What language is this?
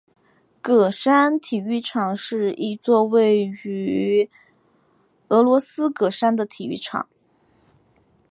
Chinese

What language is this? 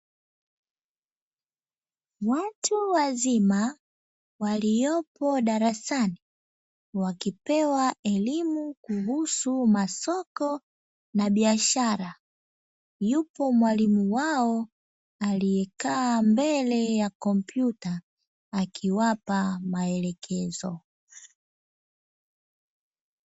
Swahili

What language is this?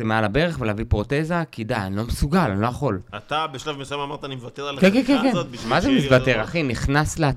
Hebrew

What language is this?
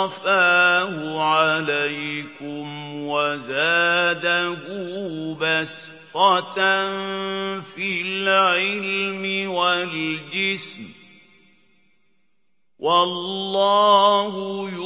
Arabic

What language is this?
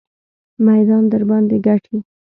Pashto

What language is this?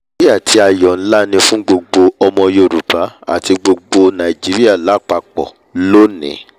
Yoruba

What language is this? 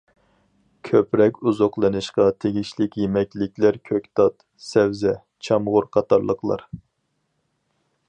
Uyghur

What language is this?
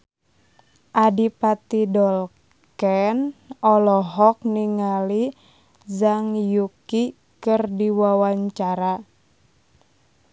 Sundanese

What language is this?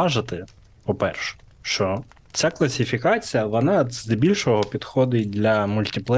Ukrainian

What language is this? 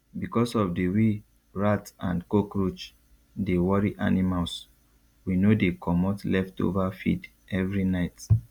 Nigerian Pidgin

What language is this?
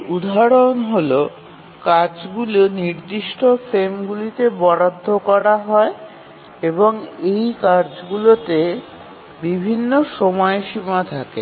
Bangla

